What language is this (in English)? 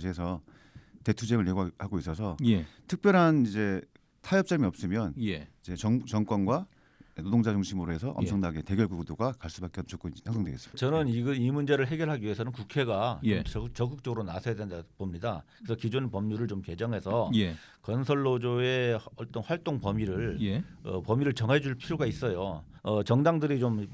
Korean